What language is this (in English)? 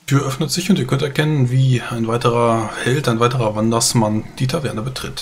German